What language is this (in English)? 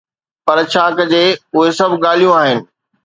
Sindhi